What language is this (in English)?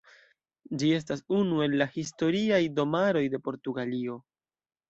Esperanto